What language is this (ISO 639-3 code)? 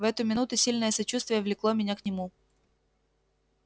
rus